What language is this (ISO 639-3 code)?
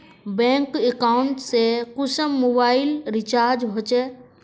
mag